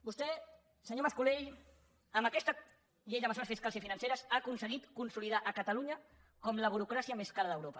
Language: Catalan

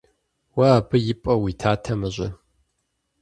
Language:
Kabardian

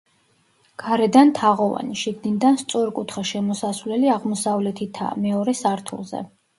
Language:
Georgian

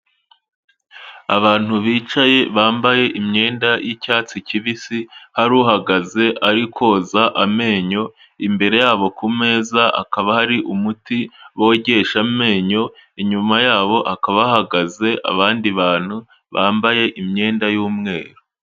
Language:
Kinyarwanda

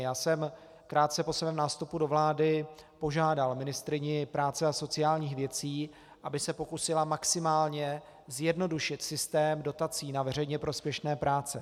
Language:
Czech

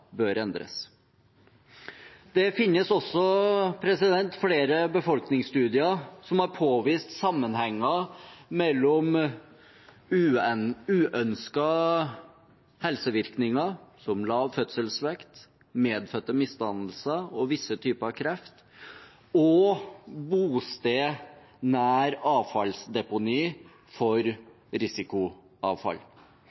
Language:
Norwegian Bokmål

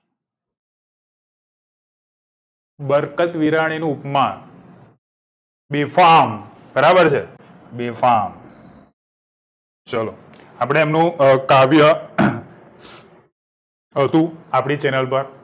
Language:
Gujarati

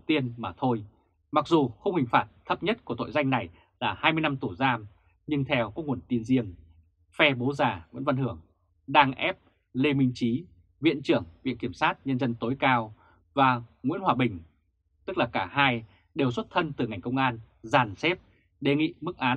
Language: Vietnamese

